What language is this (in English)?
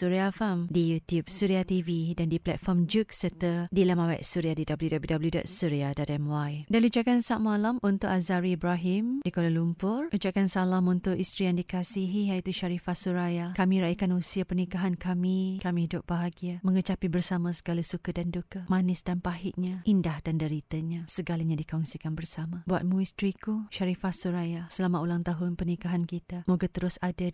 Malay